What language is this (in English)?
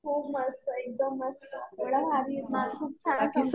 Marathi